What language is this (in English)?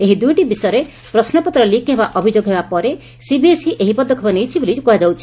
Odia